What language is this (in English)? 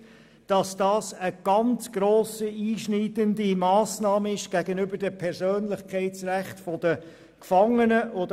Swiss German